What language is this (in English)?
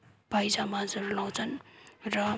Nepali